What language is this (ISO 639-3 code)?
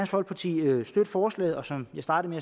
dan